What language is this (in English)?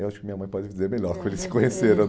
Portuguese